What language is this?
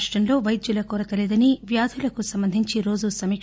Telugu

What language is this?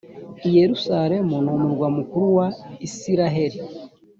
Kinyarwanda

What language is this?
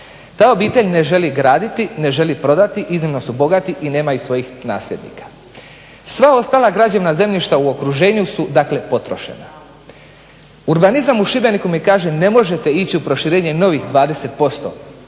Croatian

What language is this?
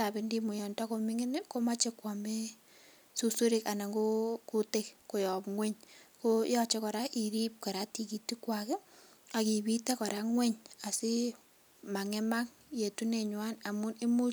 Kalenjin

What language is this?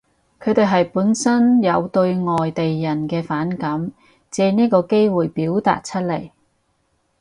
Cantonese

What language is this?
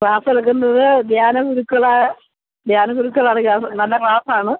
Malayalam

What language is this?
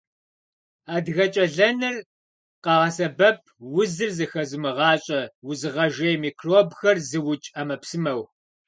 Kabardian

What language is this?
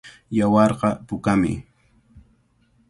Cajatambo North Lima Quechua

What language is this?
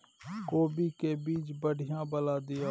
Maithili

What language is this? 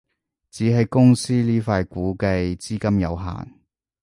Cantonese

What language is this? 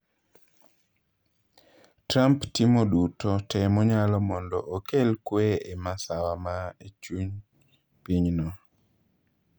Luo (Kenya and Tanzania)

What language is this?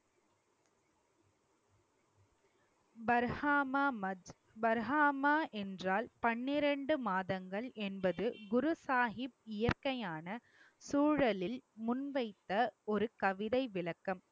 Tamil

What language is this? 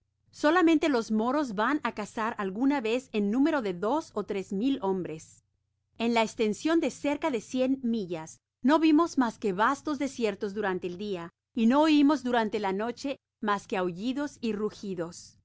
Spanish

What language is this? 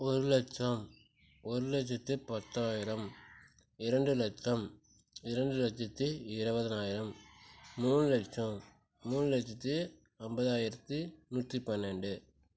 Tamil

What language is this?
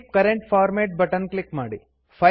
Kannada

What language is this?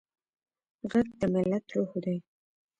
Pashto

